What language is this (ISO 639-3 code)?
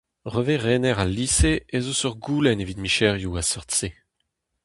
bre